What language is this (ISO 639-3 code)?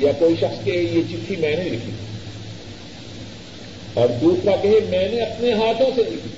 urd